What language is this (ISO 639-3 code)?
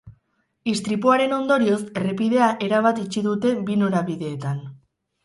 eus